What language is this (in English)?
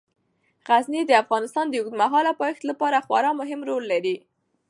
Pashto